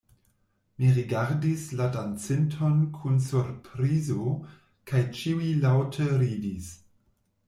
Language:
Esperanto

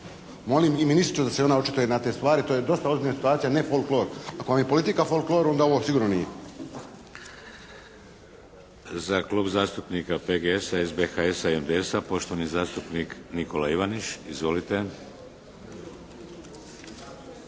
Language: Croatian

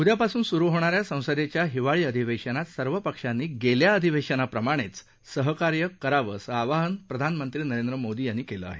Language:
Marathi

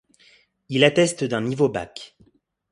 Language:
French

